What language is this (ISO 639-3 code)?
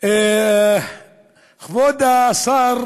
heb